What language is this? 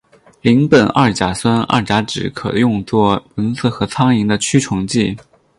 Chinese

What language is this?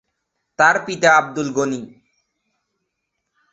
Bangla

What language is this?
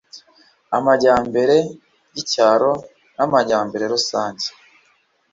Kinyarwanda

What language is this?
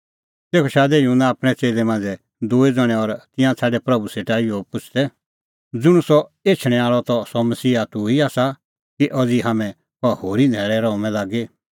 Kullu Pahari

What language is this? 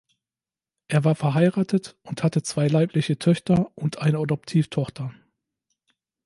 German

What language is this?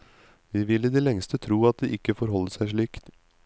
Norwegian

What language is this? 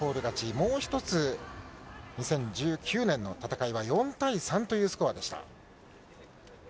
Japanese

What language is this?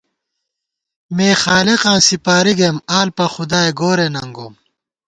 Gawar-Bati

